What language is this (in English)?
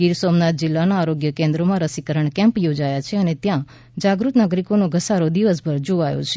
Gujarati